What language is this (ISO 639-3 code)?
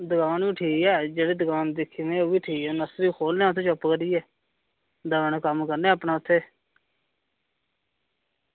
doi